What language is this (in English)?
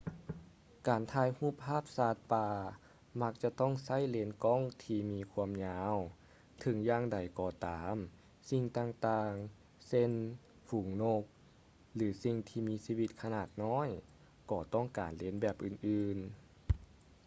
Lao